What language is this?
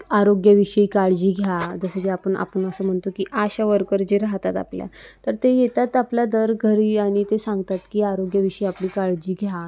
Marathi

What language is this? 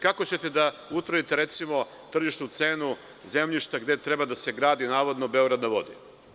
Serbian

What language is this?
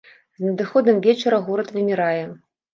Belarusian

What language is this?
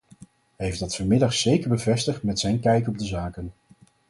Dutch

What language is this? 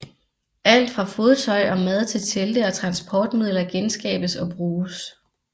Danish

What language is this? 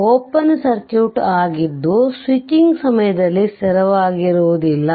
Kannada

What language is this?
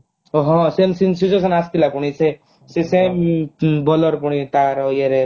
Odia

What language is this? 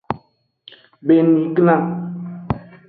Aja (Benin)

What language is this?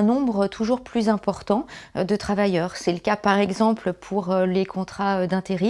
French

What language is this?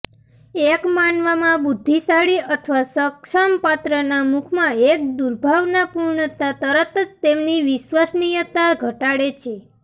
Gujarati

